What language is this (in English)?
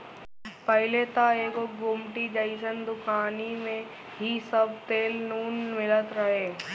Bhojpuri